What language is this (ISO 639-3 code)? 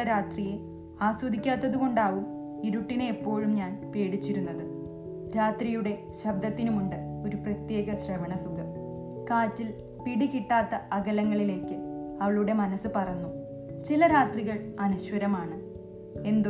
mal